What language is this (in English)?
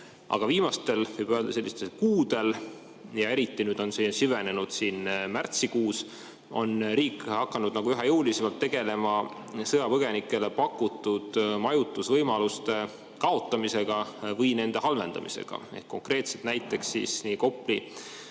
Estonian